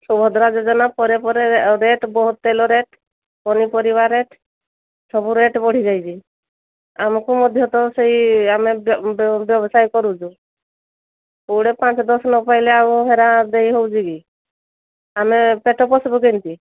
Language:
Odia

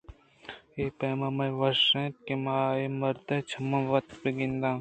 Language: Eastern Balochi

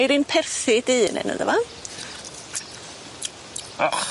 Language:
Welsh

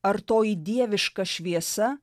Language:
Lithuanian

